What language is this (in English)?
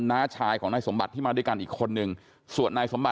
Thai